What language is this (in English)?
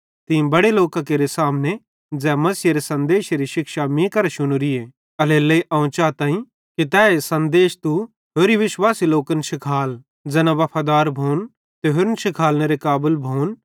Bhadrawahi